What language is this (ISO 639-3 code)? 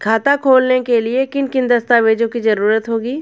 hin